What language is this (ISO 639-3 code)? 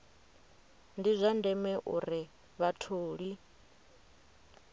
ven